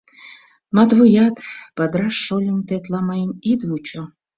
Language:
Mari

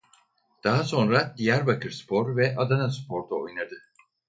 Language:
Turkish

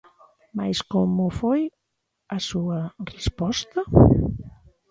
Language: Galician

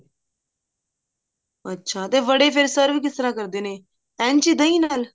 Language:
Punjabi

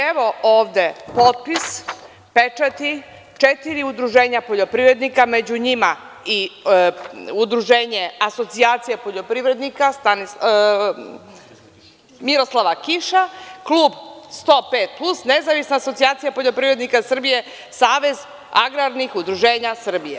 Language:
Serbian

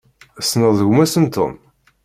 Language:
Kabyle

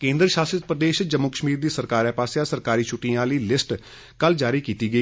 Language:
Dogri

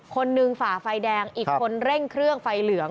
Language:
Thai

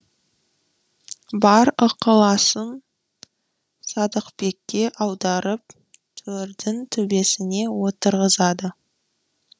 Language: Kazakh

